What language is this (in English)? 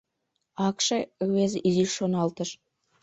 Mari